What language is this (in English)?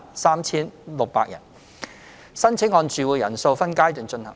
Cantonese